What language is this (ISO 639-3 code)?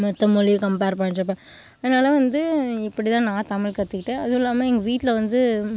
tam